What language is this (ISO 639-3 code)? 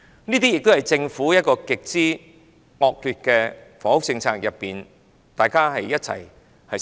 yue